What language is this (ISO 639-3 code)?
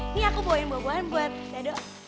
ind